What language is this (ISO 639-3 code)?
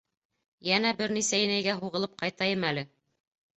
bak